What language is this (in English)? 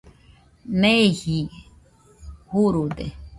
Nüpode Huitoto